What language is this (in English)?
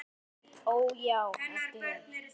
Icelandic